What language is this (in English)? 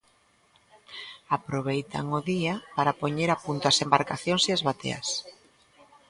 Galician